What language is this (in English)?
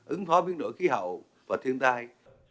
Vietnamese